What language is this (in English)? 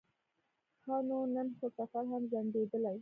Pashto